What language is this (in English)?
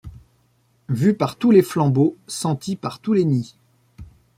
French